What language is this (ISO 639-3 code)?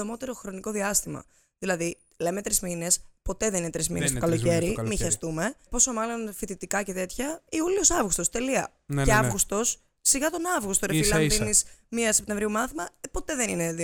ell